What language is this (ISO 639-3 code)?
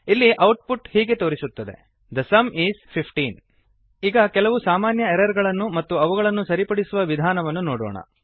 kan